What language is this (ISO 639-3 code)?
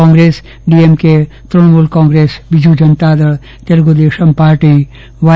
guj